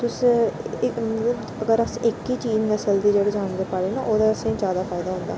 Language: Dogri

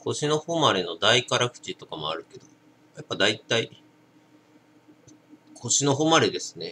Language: Japanese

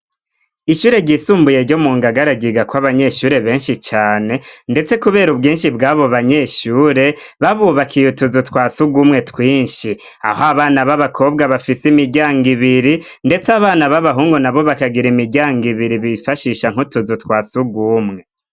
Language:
Rundi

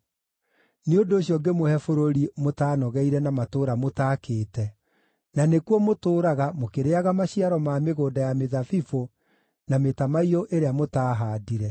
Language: Kikuyu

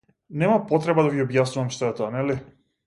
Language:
Macedonian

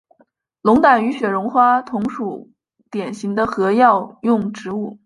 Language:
Chinese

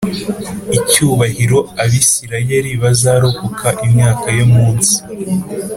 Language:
Kinyarwanda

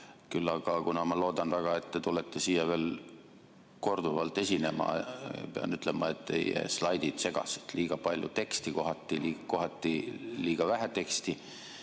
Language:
Estonian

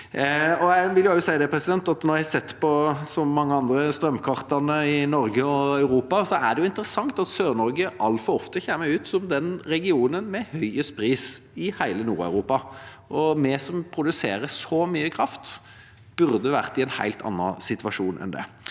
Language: Norwegian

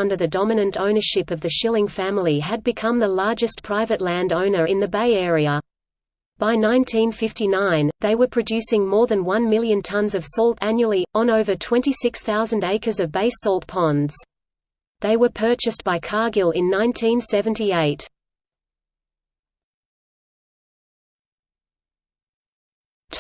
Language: English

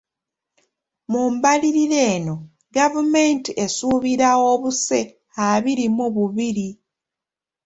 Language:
Ganda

